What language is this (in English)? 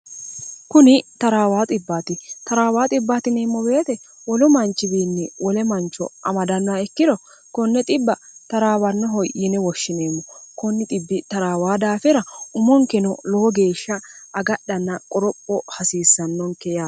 Sidamo